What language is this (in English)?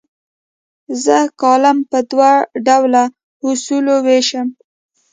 Pashto